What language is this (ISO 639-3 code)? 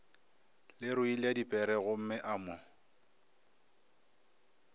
nso